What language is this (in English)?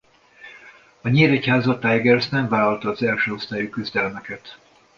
Hungarian